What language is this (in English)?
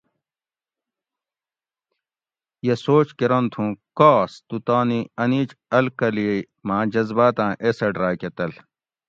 Gawri